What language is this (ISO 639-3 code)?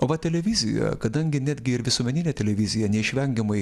lit